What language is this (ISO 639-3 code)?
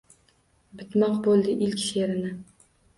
uzb